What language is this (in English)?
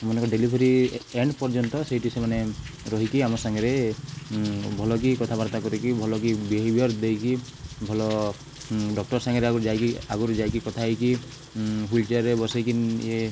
Odia